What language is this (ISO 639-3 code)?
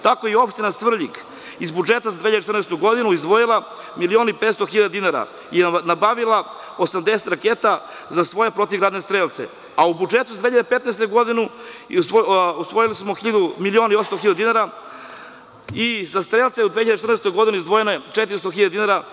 srp